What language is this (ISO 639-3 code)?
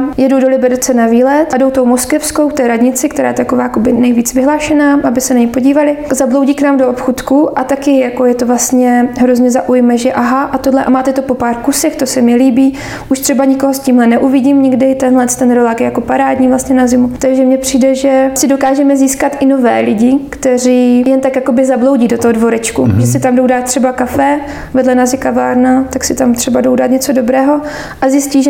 ces